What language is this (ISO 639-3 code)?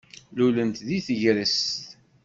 kab